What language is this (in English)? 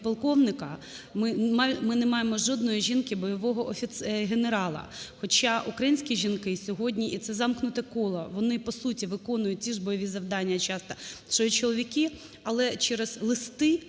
Ukrainian